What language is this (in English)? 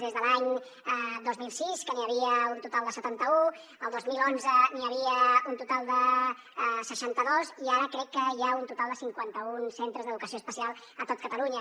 Catalan